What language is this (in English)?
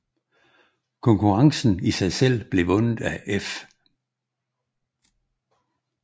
Danish